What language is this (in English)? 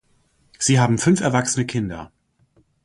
German